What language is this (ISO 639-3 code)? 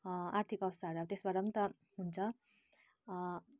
nep